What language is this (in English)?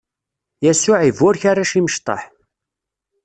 Kabyle